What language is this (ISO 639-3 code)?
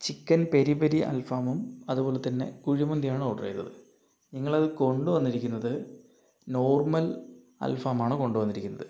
mal